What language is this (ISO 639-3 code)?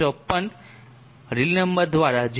guj